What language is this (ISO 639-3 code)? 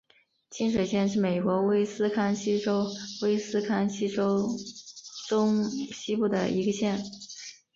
zho